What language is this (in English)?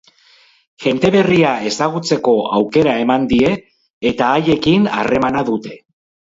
Basque